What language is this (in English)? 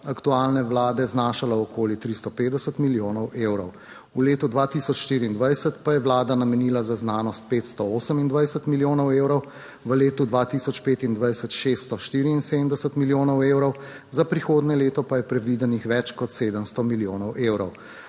Slovenian